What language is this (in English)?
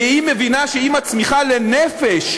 Hebrew